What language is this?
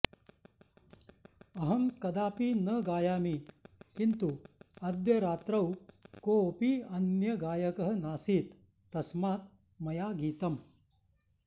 Sanskrit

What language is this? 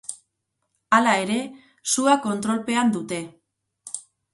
Basque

